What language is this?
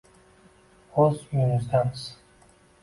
Uzbek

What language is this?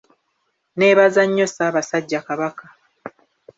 Ganda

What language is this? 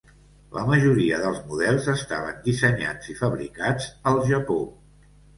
Catalan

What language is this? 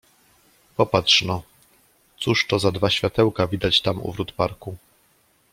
Polish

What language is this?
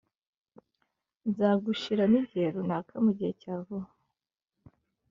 Kinyarwanda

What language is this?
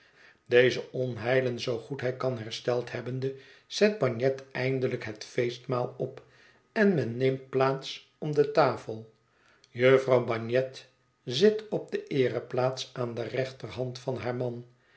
Dutch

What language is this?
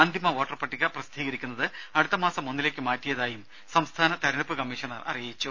Malayalam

